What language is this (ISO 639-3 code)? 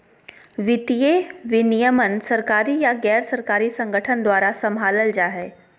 mag